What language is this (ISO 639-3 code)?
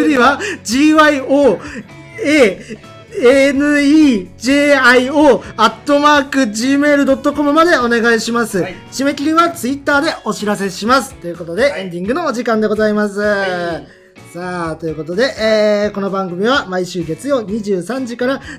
jpn